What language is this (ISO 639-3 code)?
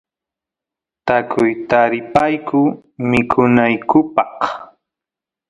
qus